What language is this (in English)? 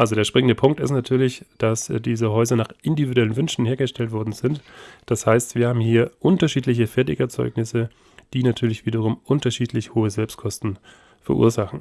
German